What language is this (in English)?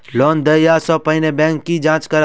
Maithili